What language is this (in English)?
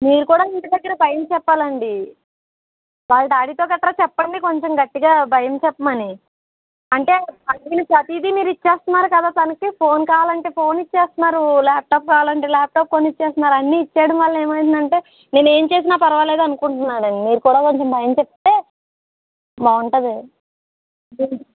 Telugu